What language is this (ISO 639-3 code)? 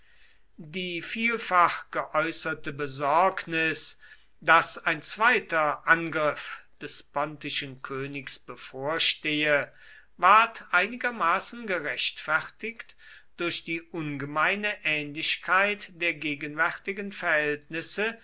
deu